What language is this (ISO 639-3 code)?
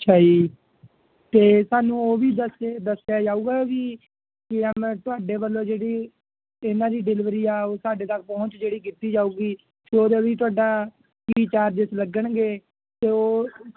pan